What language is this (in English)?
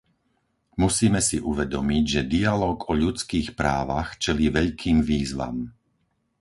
Slovak